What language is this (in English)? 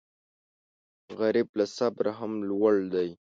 Pashto